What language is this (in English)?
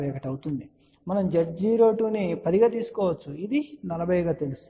Telugu